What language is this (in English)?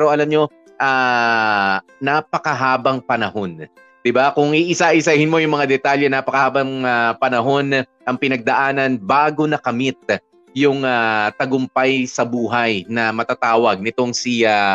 Filipino